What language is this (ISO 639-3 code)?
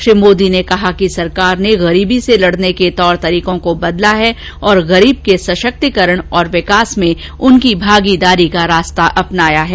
hin